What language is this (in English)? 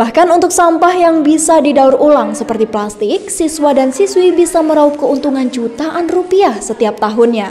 Indonesian